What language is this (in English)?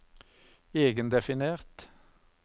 Norwegian